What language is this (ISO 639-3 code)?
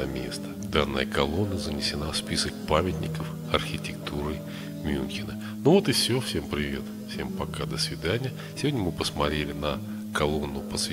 rus